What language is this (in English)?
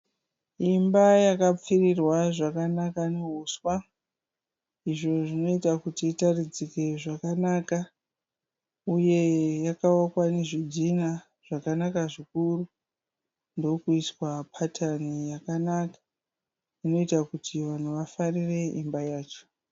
Shona